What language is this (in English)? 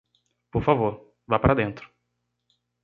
Portuguese